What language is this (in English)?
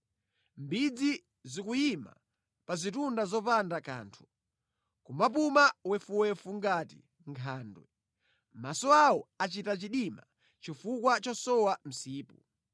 Nyanja